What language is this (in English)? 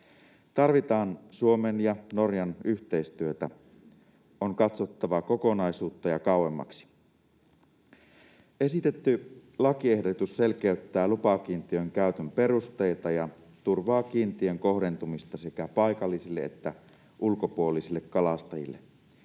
Finnish